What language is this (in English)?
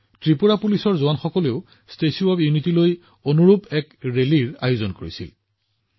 Assamese